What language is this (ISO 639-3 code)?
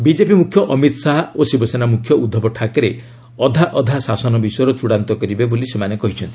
ori